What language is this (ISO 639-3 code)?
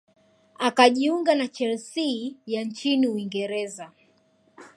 swa